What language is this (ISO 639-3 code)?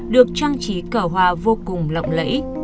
vie